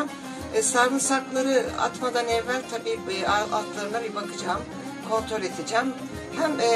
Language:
Turkish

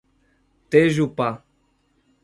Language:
Portuguese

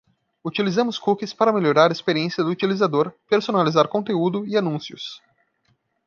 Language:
Portuguese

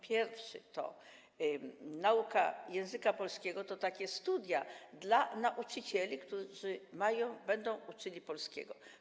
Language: Polish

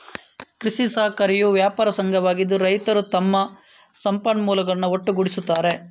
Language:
Kannada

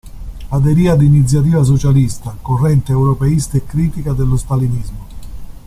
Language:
Italian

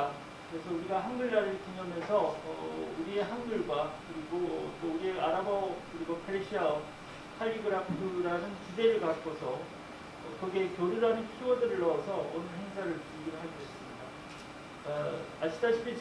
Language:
Korean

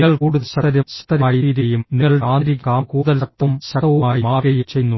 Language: Malayalam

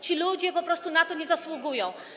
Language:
Polish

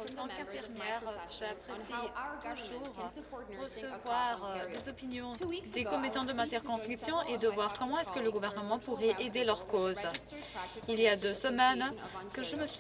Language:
French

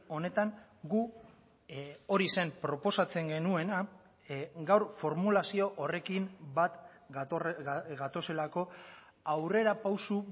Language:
Basque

